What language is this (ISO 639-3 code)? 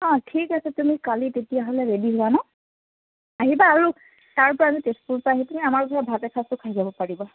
asm